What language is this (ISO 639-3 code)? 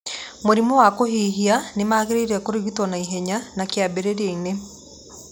kik